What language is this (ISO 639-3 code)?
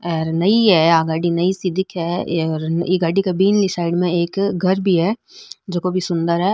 mwr